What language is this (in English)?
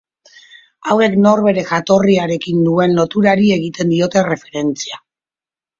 Basque